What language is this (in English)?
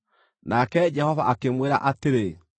Kikuyu